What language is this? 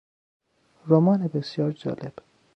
Persian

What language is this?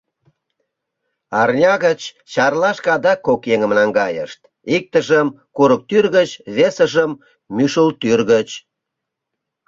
Mari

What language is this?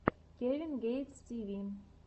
Russian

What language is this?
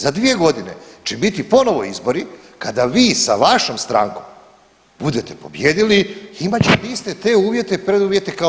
Croatian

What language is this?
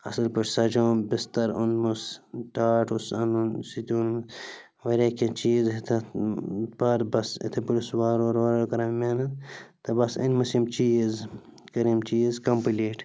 Kashmiri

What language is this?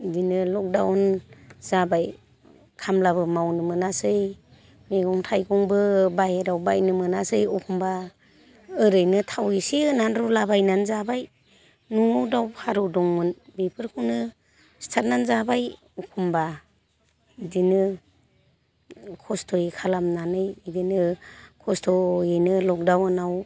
Bodo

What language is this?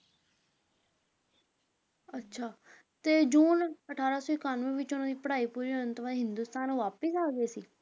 Punjabi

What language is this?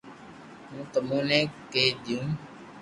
Loarki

